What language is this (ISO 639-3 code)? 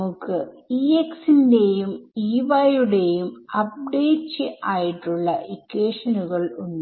mal